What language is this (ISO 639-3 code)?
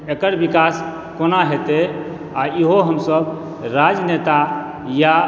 mai